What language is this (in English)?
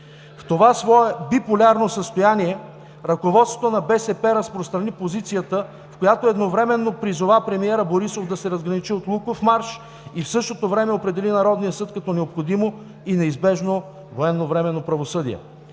Bulgarian